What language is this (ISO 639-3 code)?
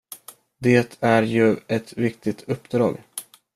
swe